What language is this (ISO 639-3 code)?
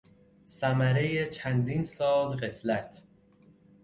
fas